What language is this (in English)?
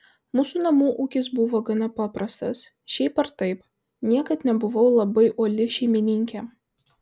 Lithuanian